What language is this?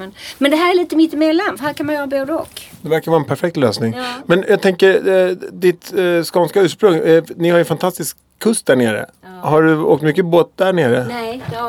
Swedish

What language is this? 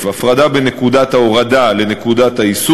Hebrew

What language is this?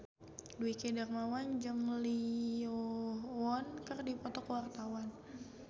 Sundanese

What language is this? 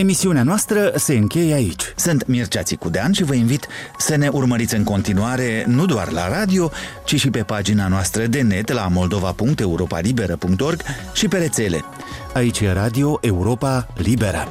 Romanian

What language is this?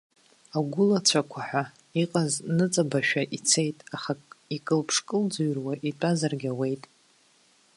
Abkhazian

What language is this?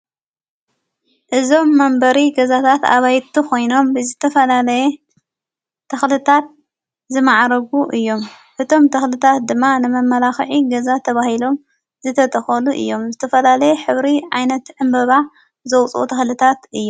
Tigrinya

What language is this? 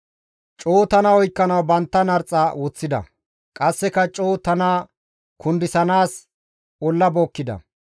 Gamo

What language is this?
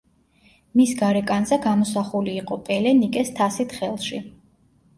Georgian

